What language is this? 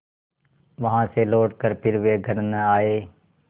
Hindi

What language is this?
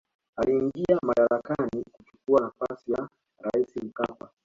Swahili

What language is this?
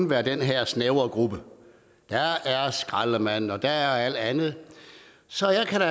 Danish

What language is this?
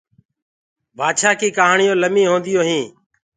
Gurgula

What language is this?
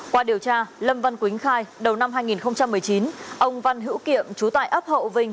Vietnamese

